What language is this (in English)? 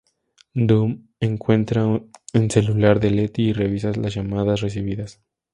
Spanish